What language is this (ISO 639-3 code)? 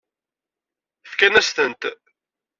kab